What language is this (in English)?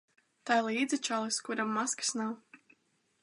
Latvian